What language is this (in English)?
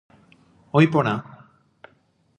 Guarani